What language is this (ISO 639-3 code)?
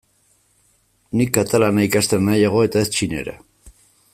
eus